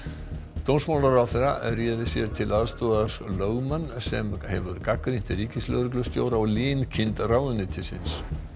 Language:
Icelandic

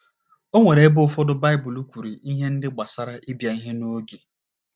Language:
Igbo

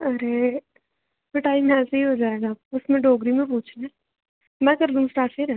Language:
Dogri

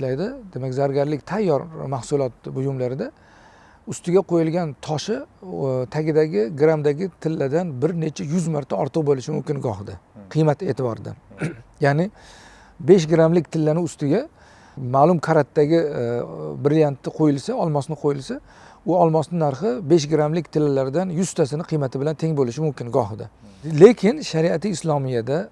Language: Turkish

